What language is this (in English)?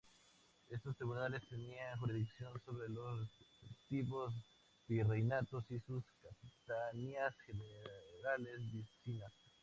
Spanish